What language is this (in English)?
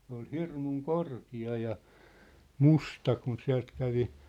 Finnish